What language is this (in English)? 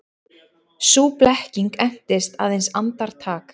Icelandic